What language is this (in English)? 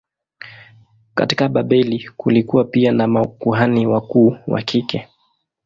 Swahili